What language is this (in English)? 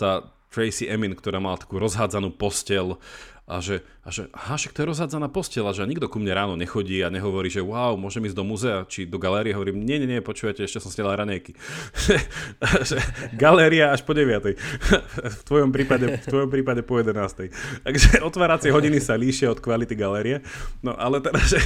Slovak